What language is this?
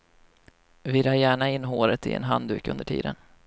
Swedish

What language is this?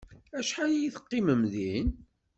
Kabyle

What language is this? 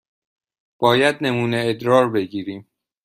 Persian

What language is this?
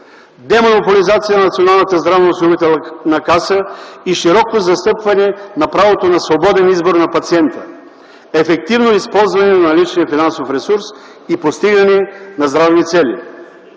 Bulgarian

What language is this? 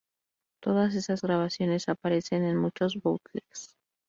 Spanish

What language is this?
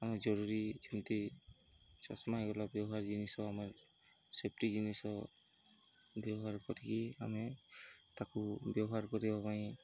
Odia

